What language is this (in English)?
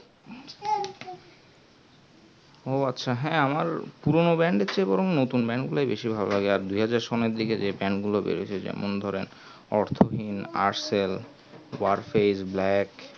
Bangla